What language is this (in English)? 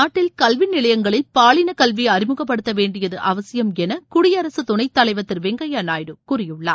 Tamil